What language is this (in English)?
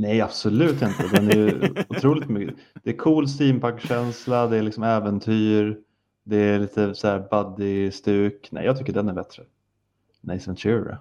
Swedish